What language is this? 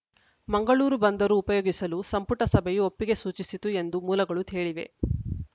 Kannada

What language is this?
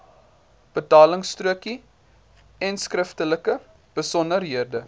Afrikaans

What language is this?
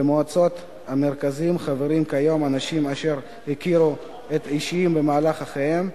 Hebrew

